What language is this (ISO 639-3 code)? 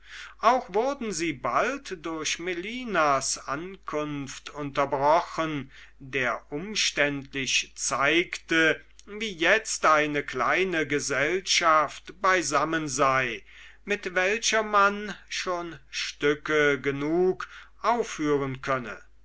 deu